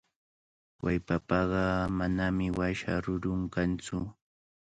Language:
Cajatambo North Lima Quechua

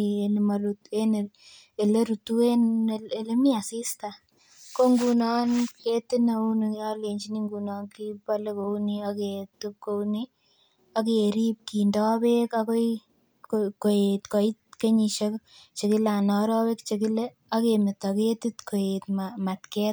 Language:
Kalenjin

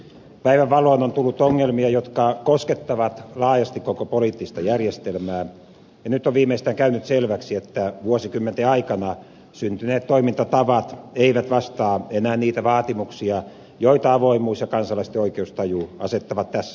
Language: Finnish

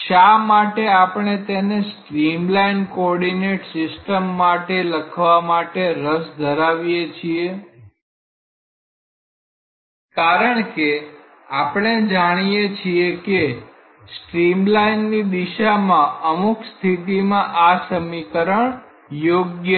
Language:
Gujarati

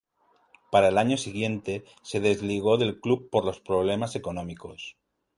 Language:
Spanish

